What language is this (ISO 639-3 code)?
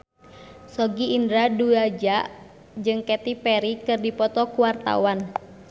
sun